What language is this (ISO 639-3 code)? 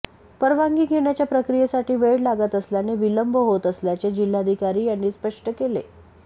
mar